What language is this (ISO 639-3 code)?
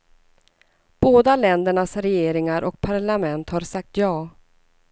swe